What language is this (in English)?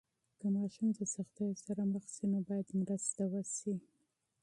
Pashto